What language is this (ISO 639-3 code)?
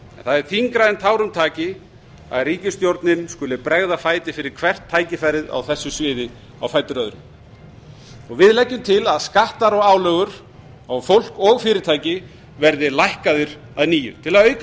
isl